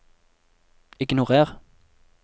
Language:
Norwegian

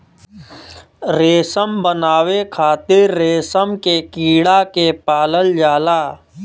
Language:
Bhojpuri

